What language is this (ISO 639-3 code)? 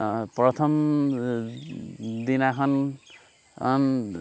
asm